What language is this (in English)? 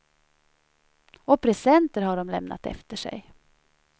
Swedish